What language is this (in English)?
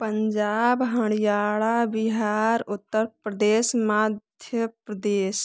Hindi